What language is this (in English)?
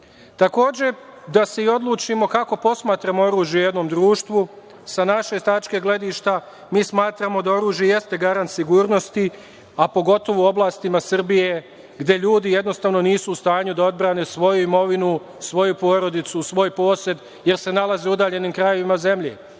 Serbian